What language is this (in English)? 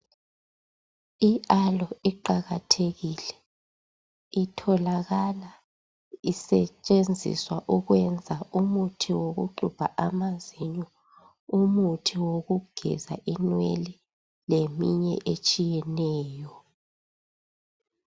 North Ndebele